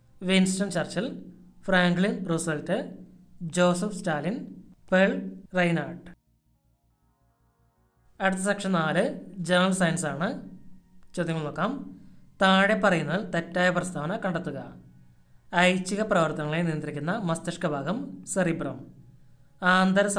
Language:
Hindi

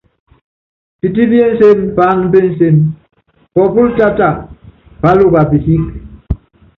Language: Yangben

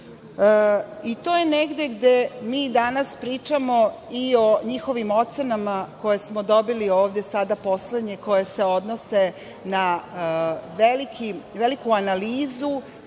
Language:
Serbian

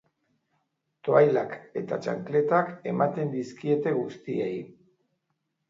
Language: Basque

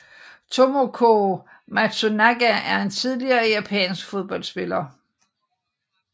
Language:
Danish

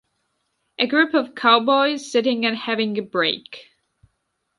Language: English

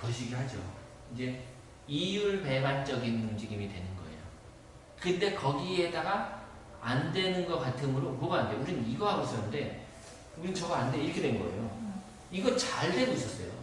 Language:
Korean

